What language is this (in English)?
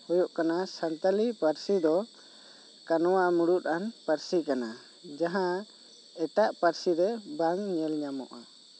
Santali